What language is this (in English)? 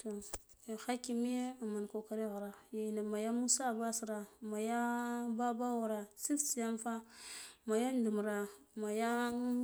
Guduf-Gava